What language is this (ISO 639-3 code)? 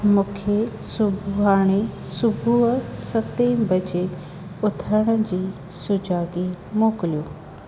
snd